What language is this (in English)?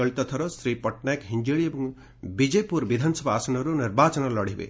Odia